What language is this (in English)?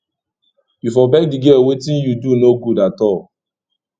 Nigerian Pidgin